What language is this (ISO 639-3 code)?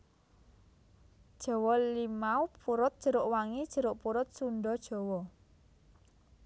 jav